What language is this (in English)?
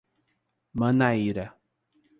Portuguese